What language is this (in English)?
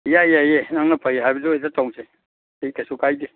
Manipuri